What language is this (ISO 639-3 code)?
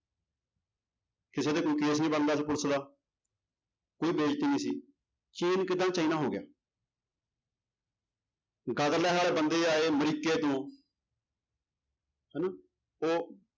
pan